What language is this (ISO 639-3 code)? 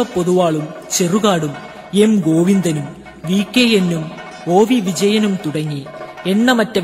mal